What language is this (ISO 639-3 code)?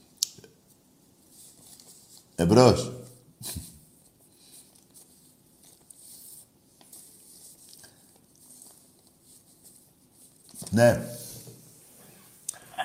ell